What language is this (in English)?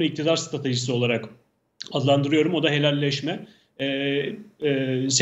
Turkish